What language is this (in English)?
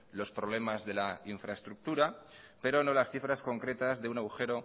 Spanish